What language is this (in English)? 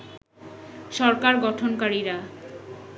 Bangla